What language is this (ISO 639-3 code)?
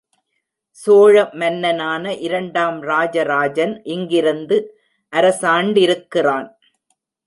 tam